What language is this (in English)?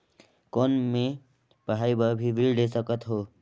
Chhattisgarhi